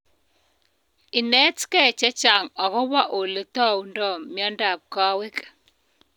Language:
Kalenjin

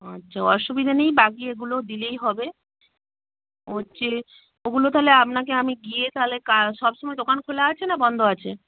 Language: Bangla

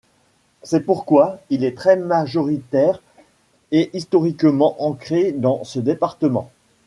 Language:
French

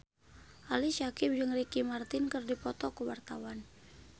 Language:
Sundanese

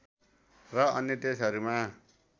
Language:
Nepali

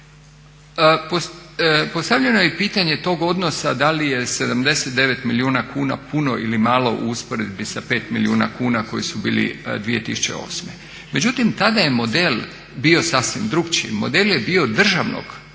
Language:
Croatian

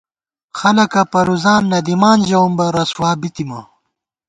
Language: Gawar-Bati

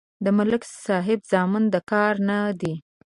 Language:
Pashto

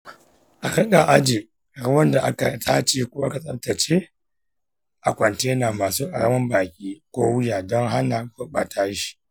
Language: Hausa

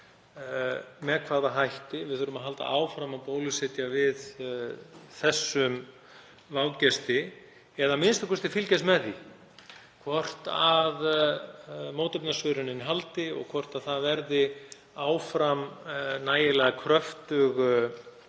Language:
Icelandic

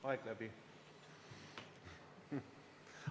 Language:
Estonian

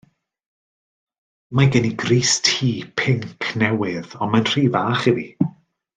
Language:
Welsh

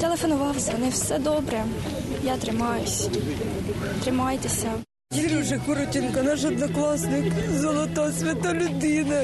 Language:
Ukrainian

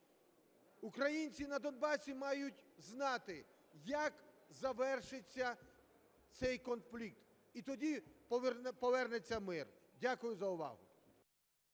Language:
Ukrainian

